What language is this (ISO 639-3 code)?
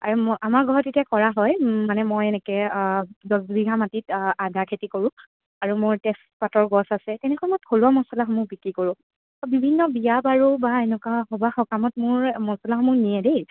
asm